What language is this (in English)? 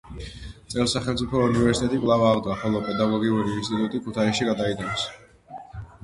Georgian